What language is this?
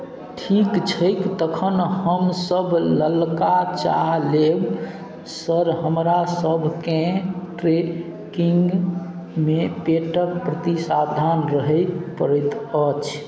Maithili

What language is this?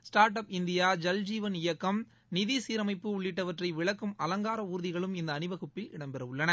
Tamil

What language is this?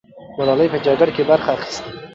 Pashto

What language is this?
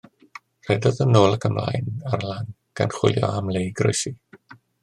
Welsh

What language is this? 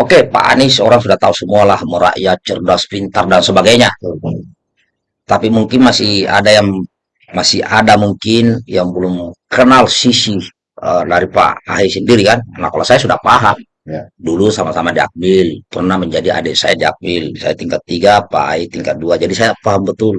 Indonesian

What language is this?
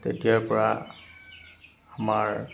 Assamese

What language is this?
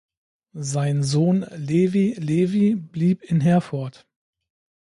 German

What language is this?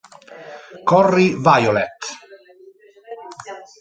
Italian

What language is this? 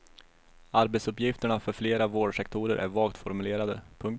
Swedish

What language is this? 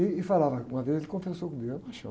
Portuguese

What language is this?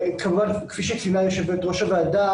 Hebrew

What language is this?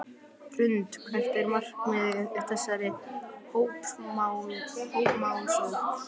Icelandic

